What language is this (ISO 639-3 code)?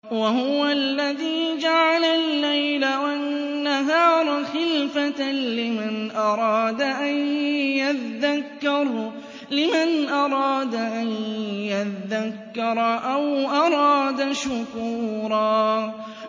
ara